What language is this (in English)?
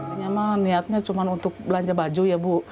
Indonesian